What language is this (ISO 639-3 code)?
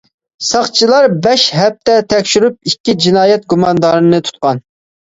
uig